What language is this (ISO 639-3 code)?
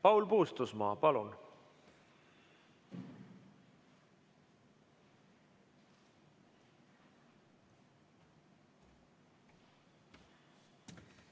est